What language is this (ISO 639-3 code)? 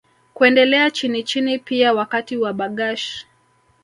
swa